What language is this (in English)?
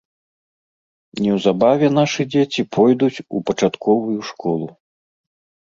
Belarusian